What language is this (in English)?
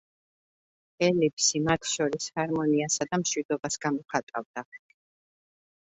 Georgian